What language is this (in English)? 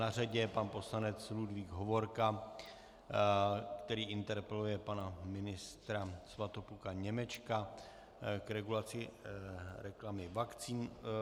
Czech